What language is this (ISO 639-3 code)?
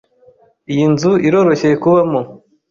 kin